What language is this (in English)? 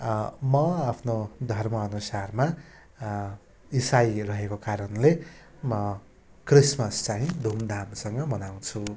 Nepali